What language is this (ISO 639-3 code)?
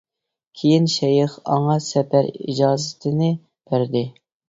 uig